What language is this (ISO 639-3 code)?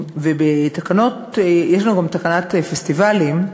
heb